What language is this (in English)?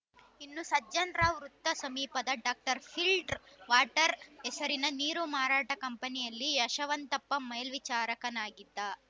Kannada